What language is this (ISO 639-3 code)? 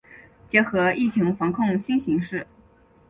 zho